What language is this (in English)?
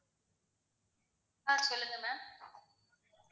Tamil